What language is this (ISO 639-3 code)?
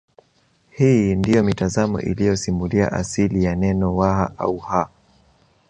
swa